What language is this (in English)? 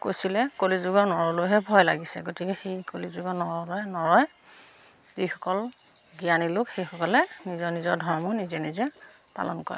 Assamese